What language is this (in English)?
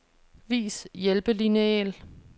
Danish